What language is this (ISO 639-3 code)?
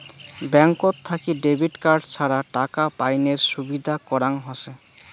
ben